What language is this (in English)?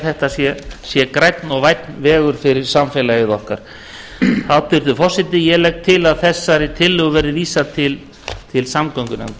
Icelandic